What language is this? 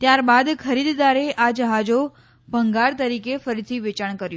Gujarati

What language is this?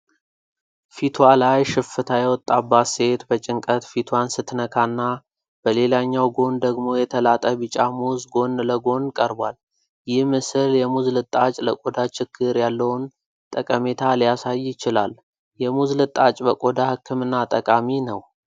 Amharic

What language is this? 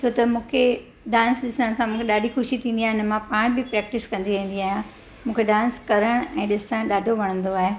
Sindhi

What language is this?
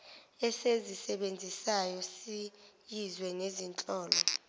Zulu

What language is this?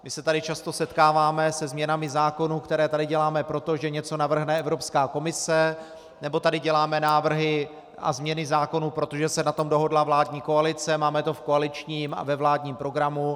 Czech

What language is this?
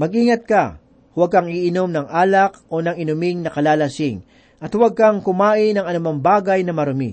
Filipino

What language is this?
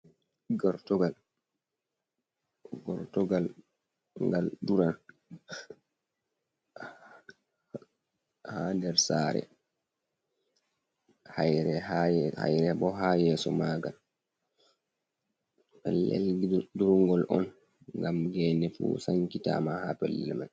Fula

